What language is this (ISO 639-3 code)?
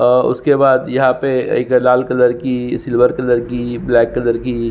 hin